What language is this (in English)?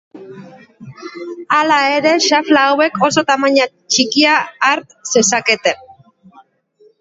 Basque